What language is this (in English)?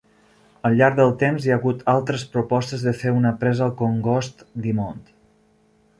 Catalan